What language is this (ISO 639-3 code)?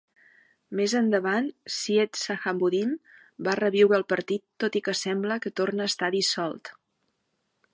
cat